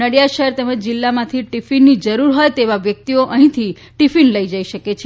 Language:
Gujarati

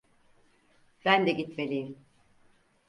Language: Turkish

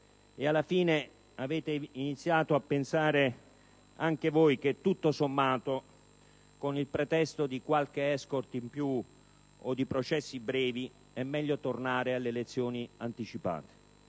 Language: Italian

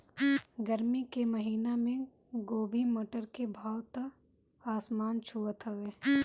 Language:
Bhojpuri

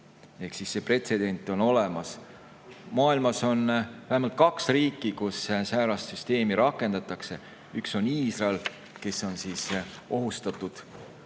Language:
Estonian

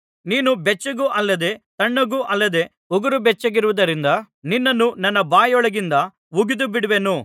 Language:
Kannada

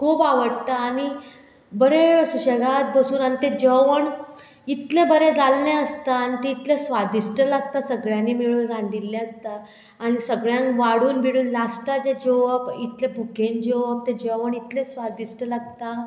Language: Konkani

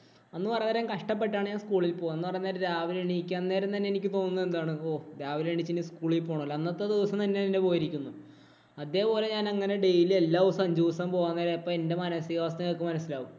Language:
Malayalam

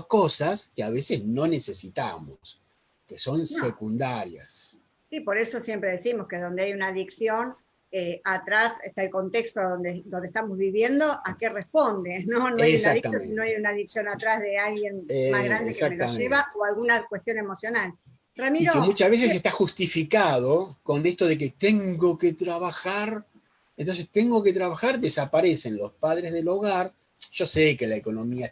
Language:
Spanish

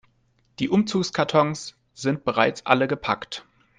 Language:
German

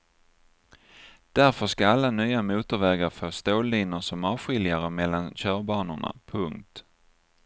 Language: Swedish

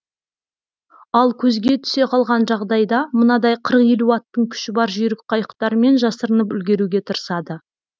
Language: Kazakh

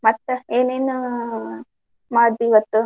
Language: Kannada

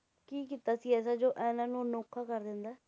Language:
Punjabi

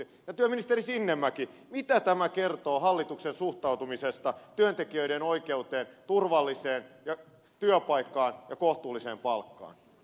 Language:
Finnish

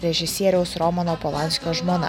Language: Lithuanian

